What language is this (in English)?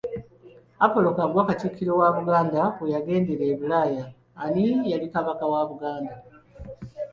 Ganda